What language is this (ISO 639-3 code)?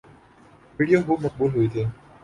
urd